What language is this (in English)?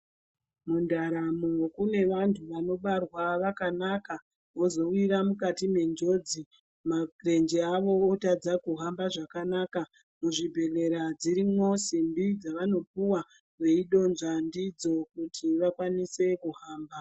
Ndau